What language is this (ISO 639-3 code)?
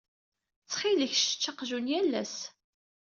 kab